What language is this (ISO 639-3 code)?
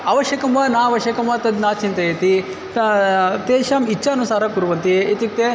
san